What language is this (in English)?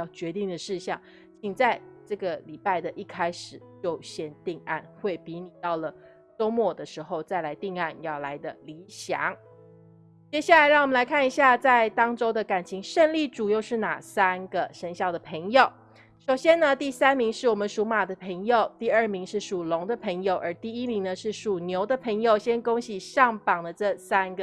Chinese